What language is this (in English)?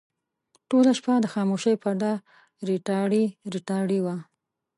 Pashto